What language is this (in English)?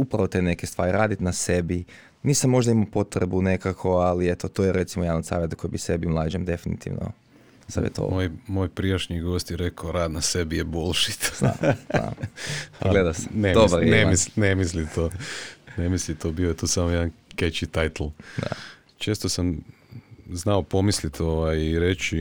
Croatian